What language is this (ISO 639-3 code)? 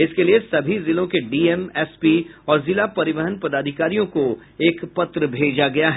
hin